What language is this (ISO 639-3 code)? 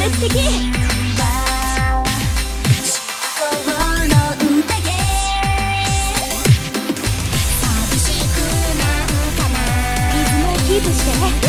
kor